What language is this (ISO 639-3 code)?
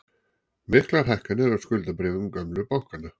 isl